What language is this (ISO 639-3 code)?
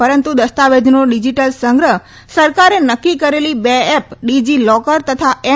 guj